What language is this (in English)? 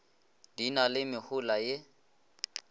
Northern Sotho